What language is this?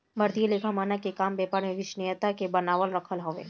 Bhojpuri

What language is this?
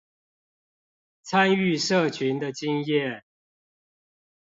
Chinese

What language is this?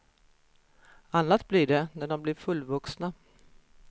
Swedish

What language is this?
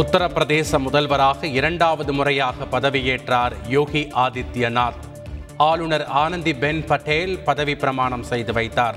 Tamil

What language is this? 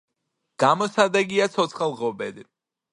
Georgian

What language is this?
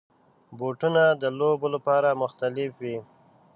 Pashto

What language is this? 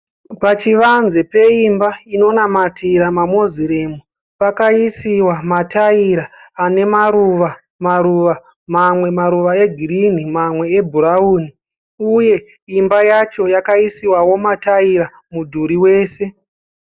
Shona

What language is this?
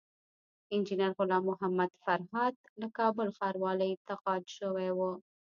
Pashto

